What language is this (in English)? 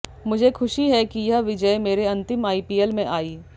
Hindi